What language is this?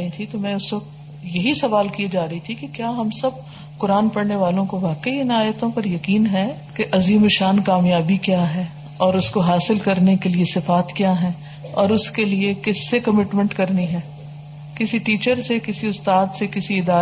Urdu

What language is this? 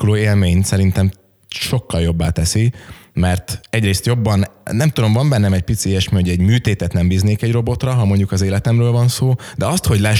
Hungarian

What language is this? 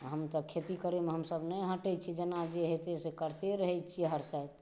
Maithili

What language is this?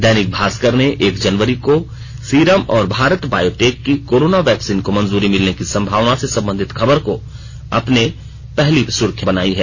Hindi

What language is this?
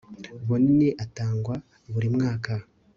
Kinyarwanda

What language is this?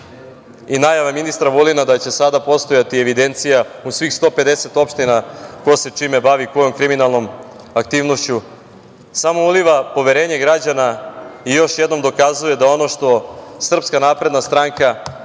Serbian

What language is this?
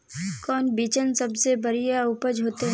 Magahi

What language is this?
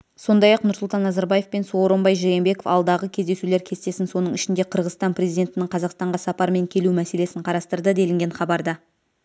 Kazakh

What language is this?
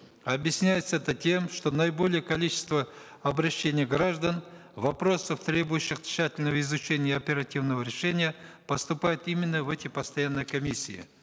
Kazakh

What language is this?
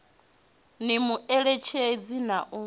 Venda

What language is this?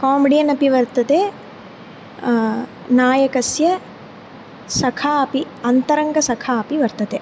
Sanskrit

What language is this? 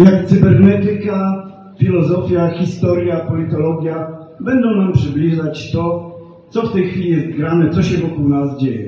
Polish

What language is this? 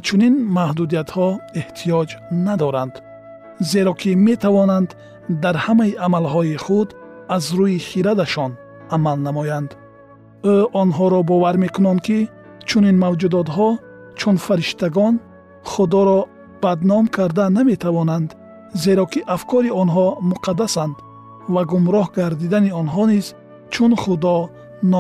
Persian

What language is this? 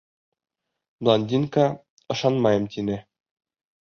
Bashkir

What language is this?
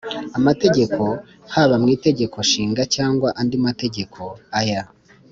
Kinyarwanda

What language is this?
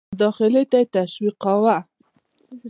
Pashto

